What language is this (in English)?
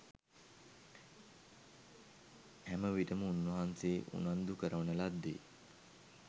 Sinhala